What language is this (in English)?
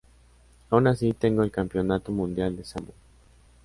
Spanish